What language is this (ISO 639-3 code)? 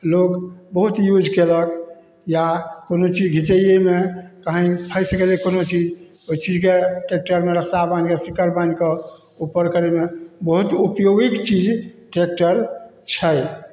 mai